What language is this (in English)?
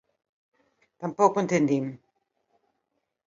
Galician